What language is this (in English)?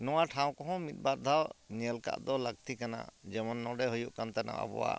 Santali